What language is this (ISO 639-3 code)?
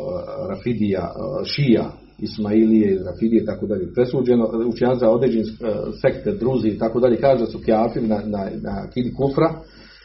hrv